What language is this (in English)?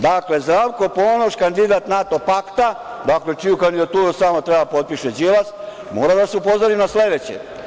Serbian